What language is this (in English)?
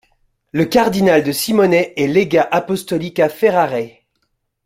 French